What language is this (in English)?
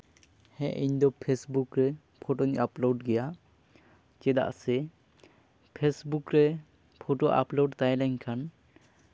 Santali